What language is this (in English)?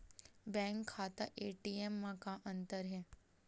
Chhattisgarhi